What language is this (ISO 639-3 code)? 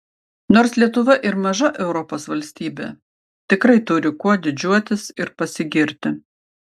lit